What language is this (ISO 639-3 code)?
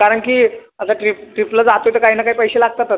mar